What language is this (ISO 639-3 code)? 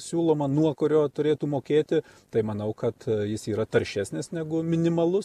lit